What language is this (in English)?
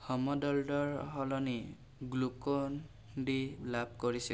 Assamese